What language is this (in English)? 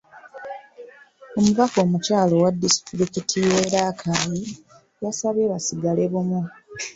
Ganda